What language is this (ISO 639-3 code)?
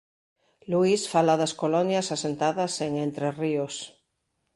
glg